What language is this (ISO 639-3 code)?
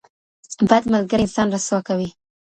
pus